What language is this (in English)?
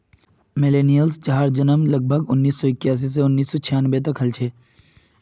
Magahi